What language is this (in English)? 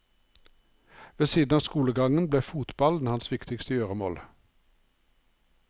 Norwegian